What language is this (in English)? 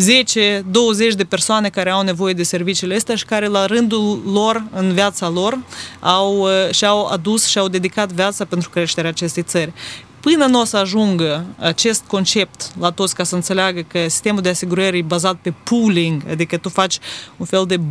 Romanian